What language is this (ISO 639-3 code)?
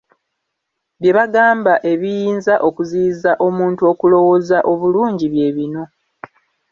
lug